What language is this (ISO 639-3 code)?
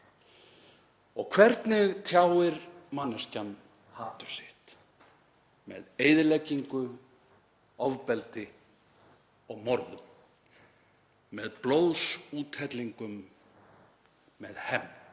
isl